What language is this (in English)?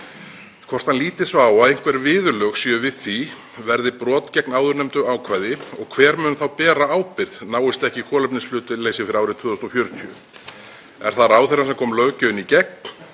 Icelandic